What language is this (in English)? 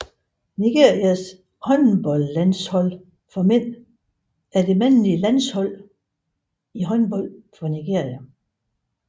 Danish